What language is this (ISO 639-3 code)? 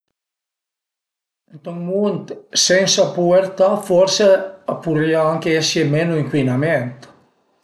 pms